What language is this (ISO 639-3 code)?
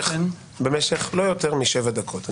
heb